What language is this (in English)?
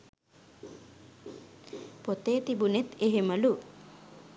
Sinhala